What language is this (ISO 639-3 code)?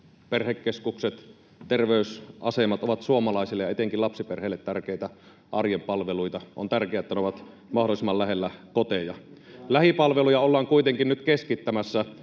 fin